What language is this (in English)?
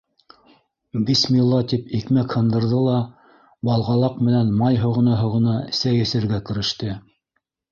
Bashkir